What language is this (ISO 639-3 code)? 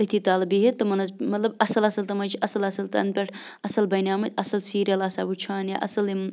kas